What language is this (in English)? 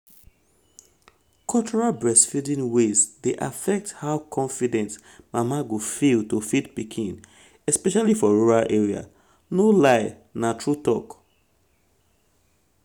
Nigerian Pidgin